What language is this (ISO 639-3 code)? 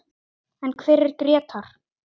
isl